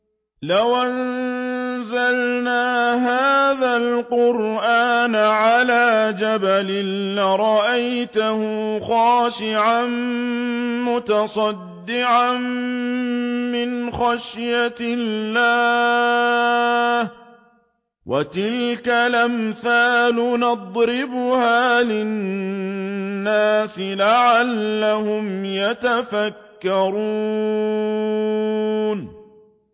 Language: Arabic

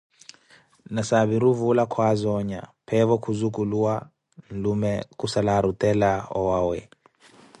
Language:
Koti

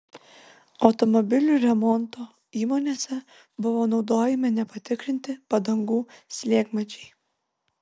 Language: Lithuanian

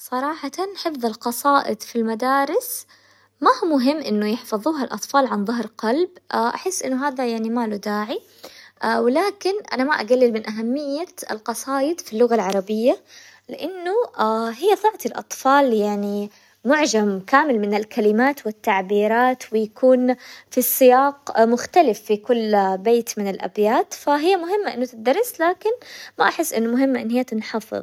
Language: Hijazi Arabic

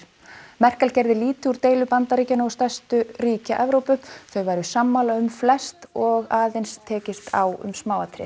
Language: Icelandic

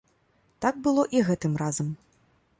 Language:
Belarusian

